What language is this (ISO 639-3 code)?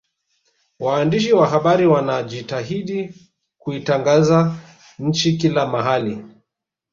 swa